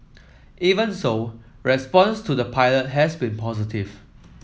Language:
English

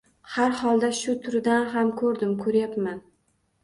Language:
Uzbek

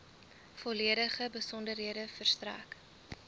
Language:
Afrikaans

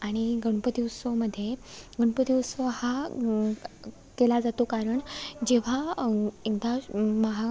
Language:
Marathi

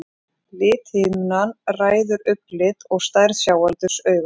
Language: Icelandic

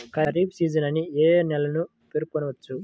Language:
Telugu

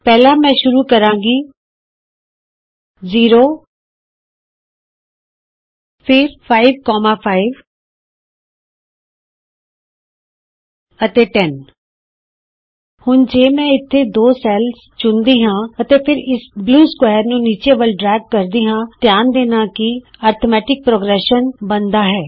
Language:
Punjabi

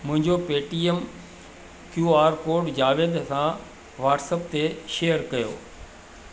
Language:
Sindhi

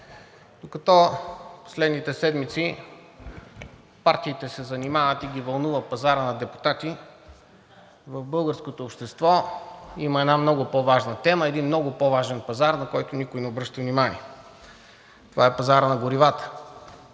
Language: Bulgarian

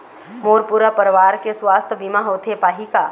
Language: Chhattisgarhi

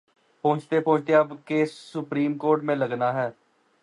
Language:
Urdu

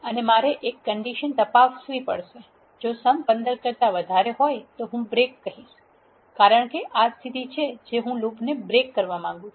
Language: Gujarati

